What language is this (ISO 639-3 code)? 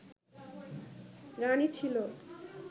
ben